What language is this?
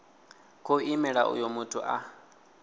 Venda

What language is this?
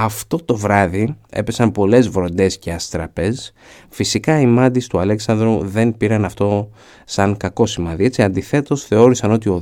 Greek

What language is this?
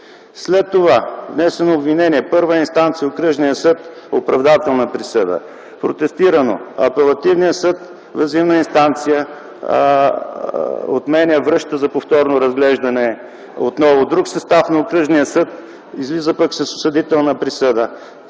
Bulgarian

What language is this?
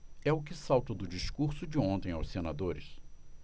Portuguese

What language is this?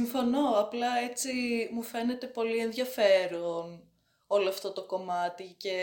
Greek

